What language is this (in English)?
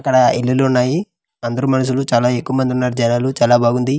Telugu